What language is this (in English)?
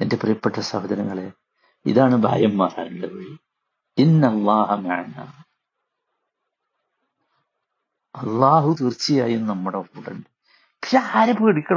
Malayalam